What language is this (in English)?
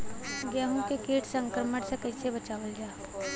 Bhojpuri